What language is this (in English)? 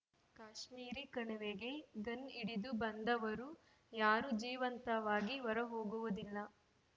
Kannada